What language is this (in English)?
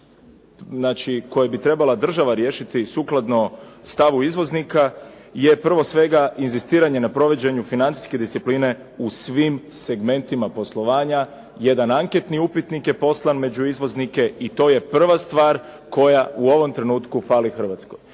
Croatian